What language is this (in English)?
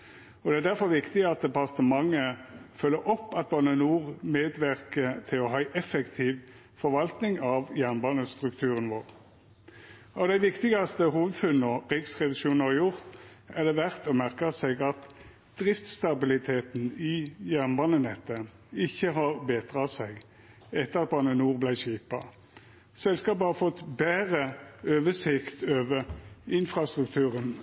Norwegian Nynorsk